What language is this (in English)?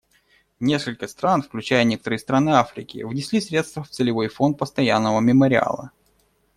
Russian